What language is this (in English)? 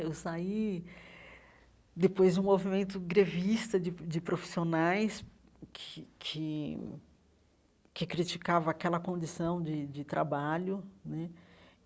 Portuguese